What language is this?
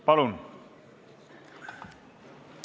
Estonian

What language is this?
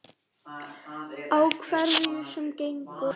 Icelandic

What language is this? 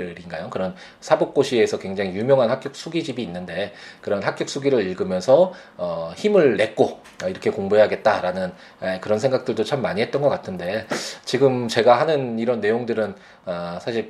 Korean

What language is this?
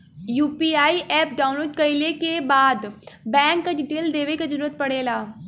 Bhojpuri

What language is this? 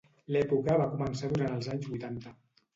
Catalan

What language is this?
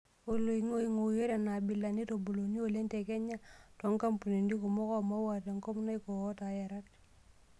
Masai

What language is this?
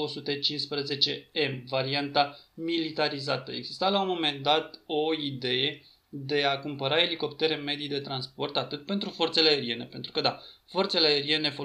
Romanian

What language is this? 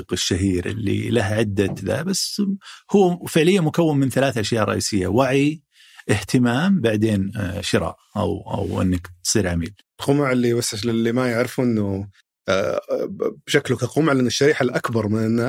Arabic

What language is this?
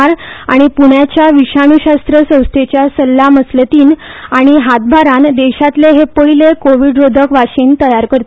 Konkani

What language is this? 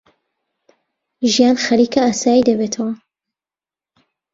Central Kurdish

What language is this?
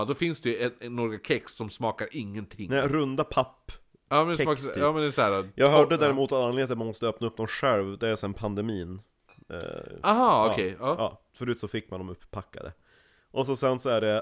Swedish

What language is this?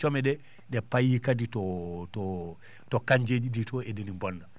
Fula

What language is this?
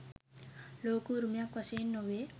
Sinhala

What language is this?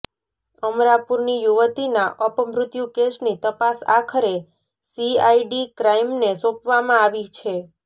Gujarati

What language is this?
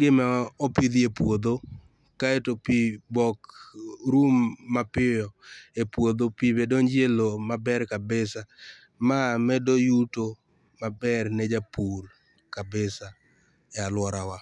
Luo (Kenya and Tanzania)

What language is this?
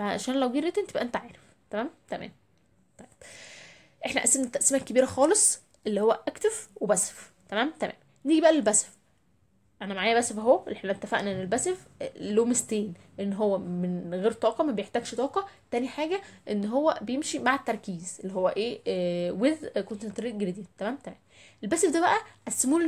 Arabic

